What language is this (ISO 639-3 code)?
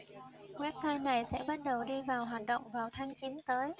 vie